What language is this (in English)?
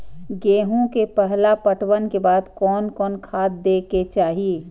Maithili